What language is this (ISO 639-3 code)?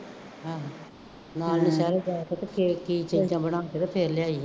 pan